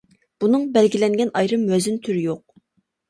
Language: Uyghur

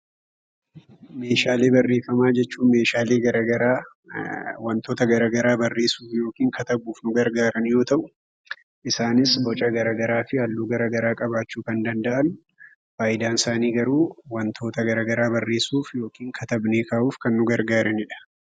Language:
Oromo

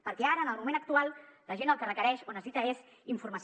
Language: Catalan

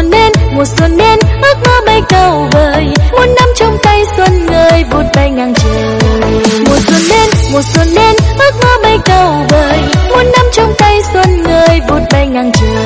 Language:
Vietnamese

